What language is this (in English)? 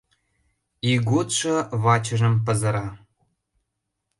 Mari